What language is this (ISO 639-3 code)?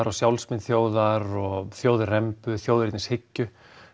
isl